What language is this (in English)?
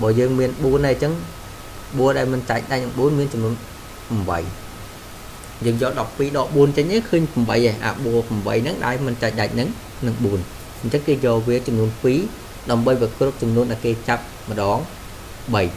Vietnamese